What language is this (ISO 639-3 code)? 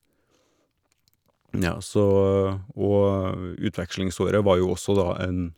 nor